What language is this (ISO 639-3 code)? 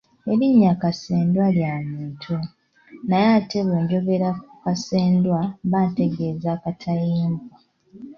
lug